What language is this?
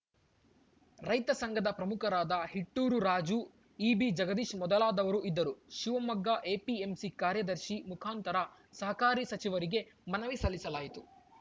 Kannada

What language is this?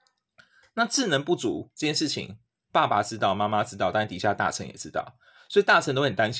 Chinese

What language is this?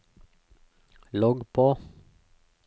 Norwegian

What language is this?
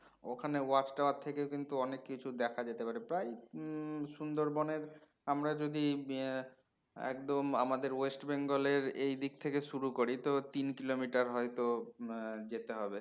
Bangla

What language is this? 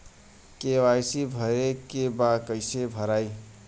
Bhojpuri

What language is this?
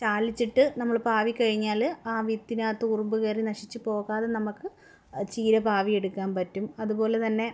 Malayalam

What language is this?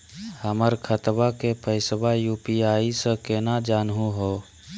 Magahi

